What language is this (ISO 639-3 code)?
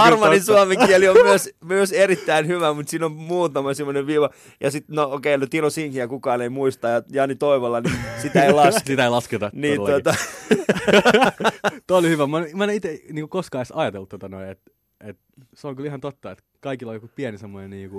fin